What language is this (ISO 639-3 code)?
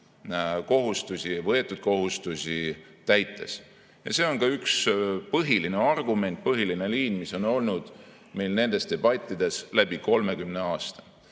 est